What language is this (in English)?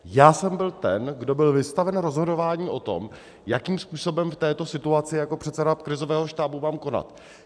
Czech